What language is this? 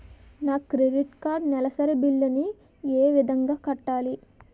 Telugu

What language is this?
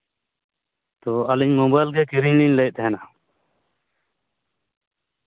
Santali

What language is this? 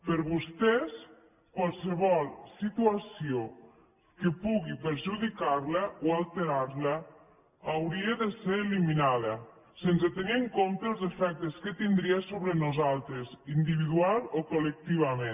Catalan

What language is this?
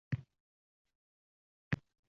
Uzbek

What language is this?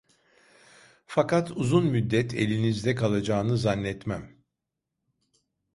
Turkish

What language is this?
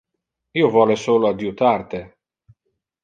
Interlingua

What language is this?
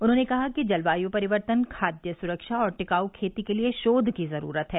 Hindi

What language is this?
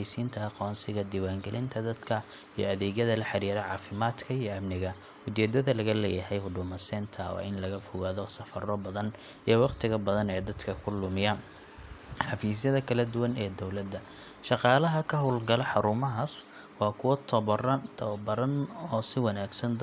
Somali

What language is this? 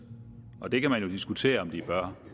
Danish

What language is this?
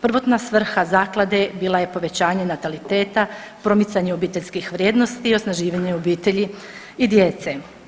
Croatian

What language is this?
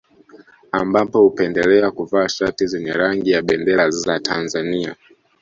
Swahili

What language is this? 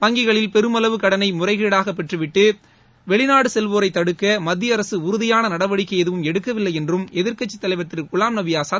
Tamil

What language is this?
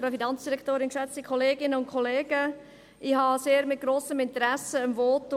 Swiss German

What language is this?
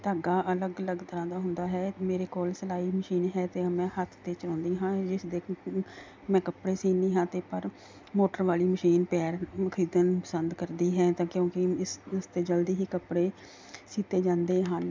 Punjabi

